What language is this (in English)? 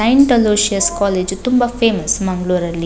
Kannada